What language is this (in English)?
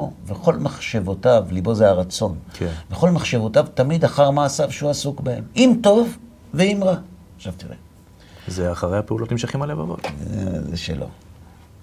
Hebrew